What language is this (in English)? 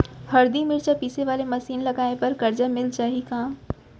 Chhattisgarhi